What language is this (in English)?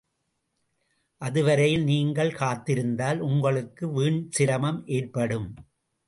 Tamil